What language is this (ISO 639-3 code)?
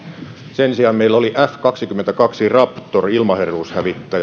fin